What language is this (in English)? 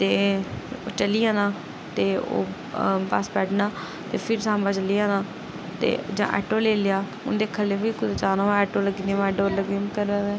Dogri